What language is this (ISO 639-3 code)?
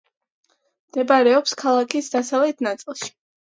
kat